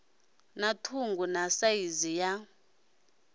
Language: Venda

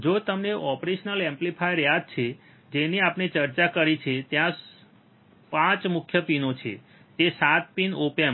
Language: Gujarati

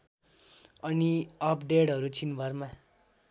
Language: Nepali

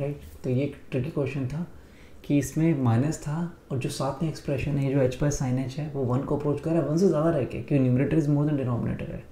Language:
Hindi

